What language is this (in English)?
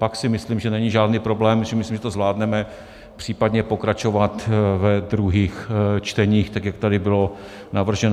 Czech